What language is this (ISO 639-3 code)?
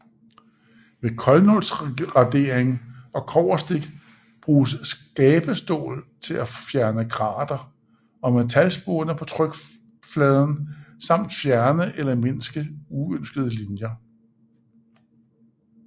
dan